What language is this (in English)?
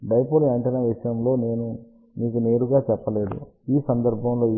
Telugu